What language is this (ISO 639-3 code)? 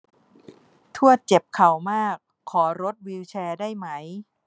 tha